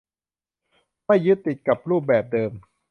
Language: Thai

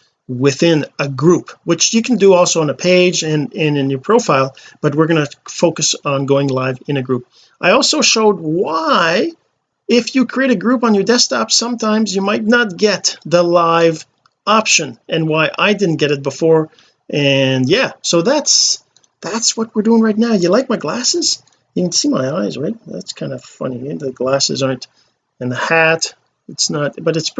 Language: English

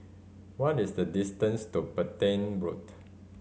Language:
English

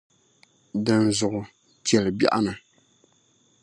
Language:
Dagbani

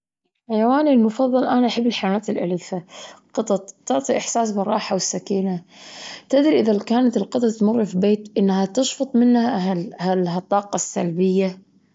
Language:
Gulf Arabic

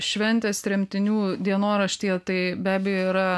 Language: Lithuanian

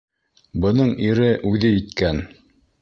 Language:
Bashkir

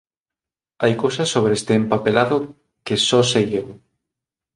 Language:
Galician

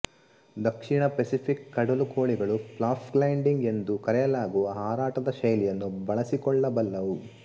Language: Kannada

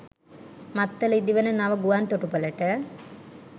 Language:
Sinhala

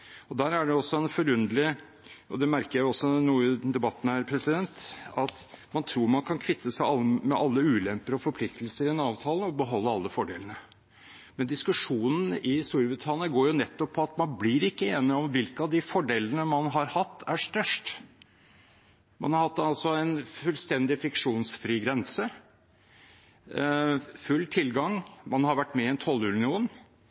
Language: Norwegian Bokmål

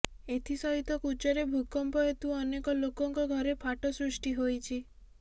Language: Odia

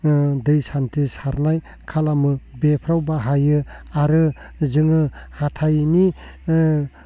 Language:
Bodo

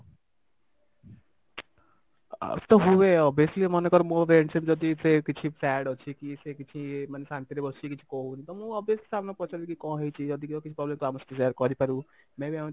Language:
Odia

